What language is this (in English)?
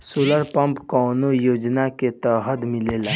Bhojpuri